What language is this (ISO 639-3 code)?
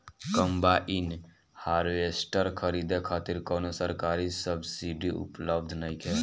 bho